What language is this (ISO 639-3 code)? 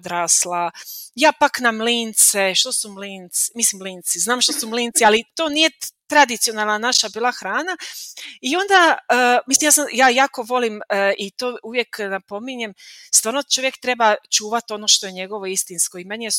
hrv